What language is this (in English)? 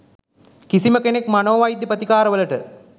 Sinhala